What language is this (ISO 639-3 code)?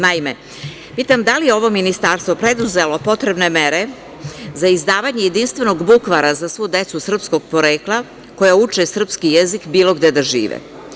srp